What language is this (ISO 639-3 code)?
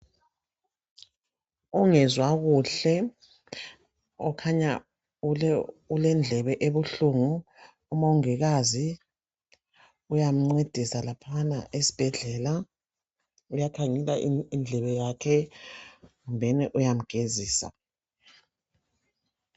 nde